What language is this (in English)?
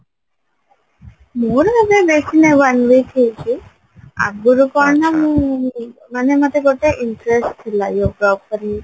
Odia